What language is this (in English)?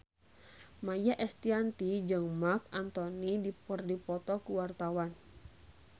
Sundanese